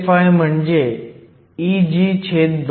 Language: Marathi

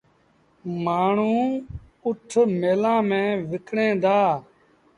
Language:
Sindhi Bhil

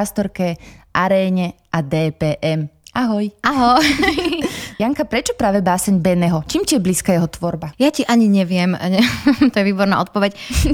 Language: Slovak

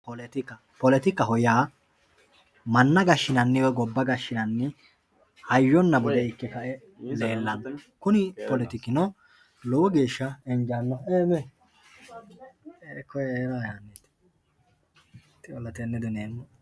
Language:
Sidamo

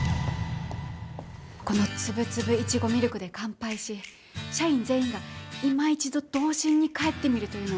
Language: Japanese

